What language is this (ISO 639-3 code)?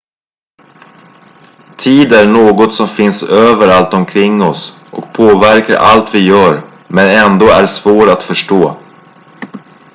swe